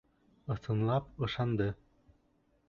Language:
Bashkir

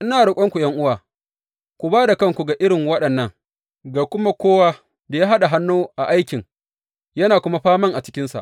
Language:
Hausa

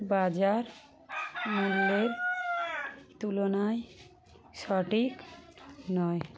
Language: Bangla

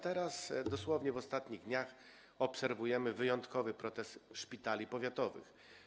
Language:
Polish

